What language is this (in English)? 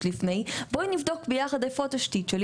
Hebrew